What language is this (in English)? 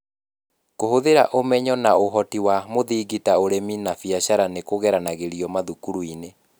Kikuyu